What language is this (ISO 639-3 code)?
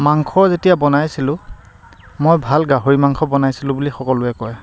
asm